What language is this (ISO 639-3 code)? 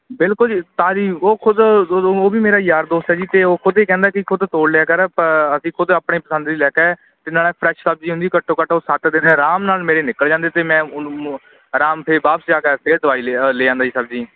pan